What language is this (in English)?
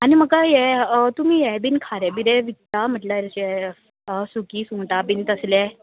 Konkani